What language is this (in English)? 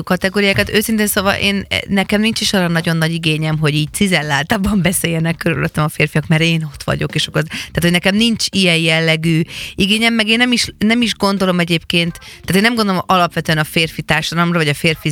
Hungarian